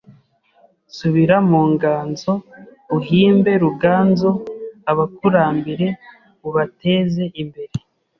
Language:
Kinyarwanda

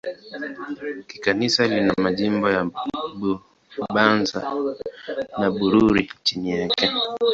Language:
Swahili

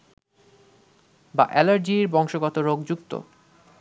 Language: Bangla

